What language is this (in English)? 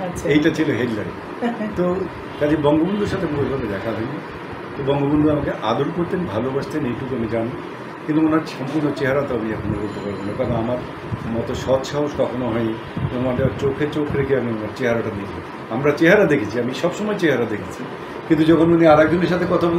Hindi